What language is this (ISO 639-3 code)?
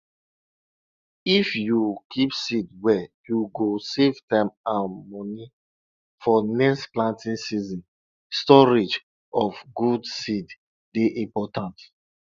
pcm